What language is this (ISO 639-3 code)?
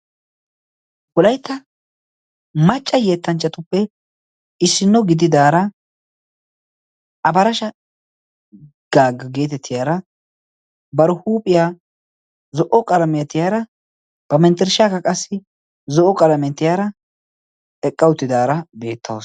wal